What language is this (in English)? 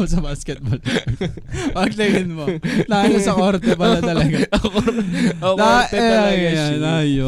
Filipino